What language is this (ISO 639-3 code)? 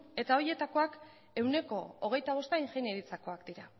eus